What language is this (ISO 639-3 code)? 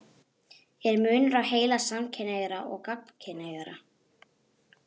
isl